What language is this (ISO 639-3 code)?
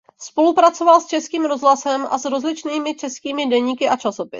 ces